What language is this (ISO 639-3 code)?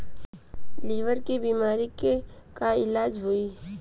bho